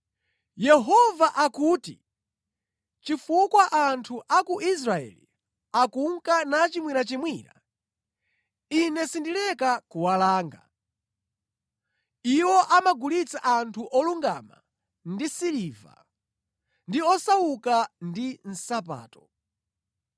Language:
Nyanja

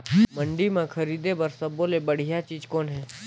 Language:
Chhattisgarhi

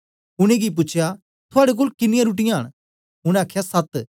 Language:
Dogri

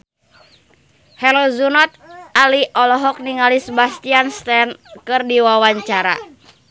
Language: Sundanese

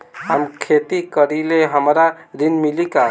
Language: Bhojpuri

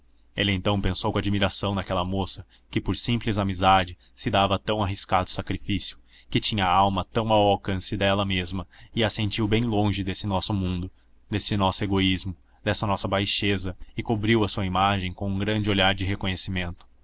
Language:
Portuguese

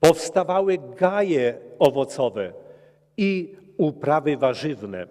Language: Polish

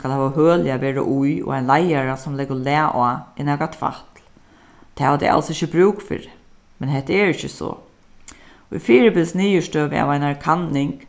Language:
Faroese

